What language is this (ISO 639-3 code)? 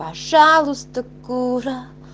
rus